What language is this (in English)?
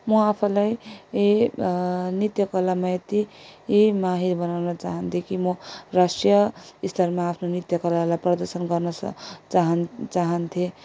Nepali